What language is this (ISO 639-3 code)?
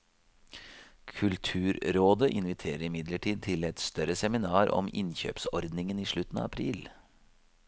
nor